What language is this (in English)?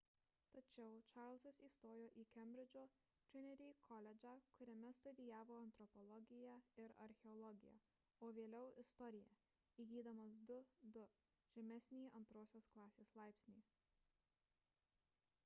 Lithuanian